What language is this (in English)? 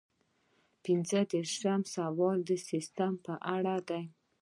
Pashto